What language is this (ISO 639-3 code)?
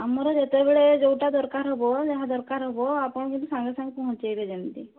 ori